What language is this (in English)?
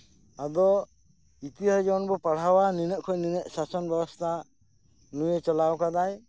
Santali